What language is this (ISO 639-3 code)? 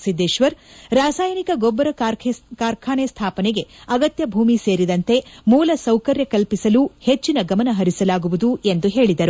kan